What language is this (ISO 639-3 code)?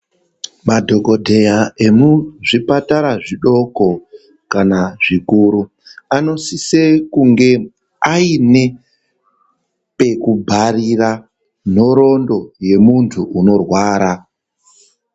ndc